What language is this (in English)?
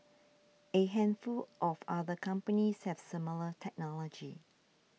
English